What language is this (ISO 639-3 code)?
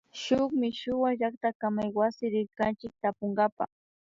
qvi